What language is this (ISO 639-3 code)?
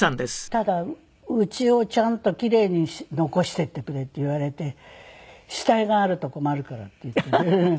jpn